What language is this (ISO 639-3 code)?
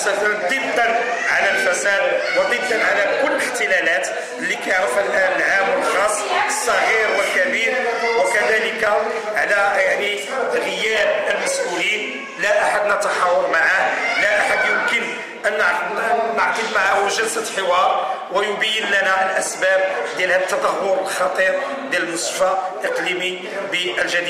ara